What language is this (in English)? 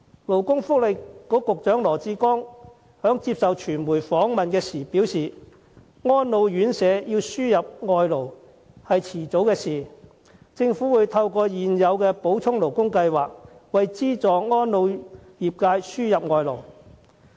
Cantonese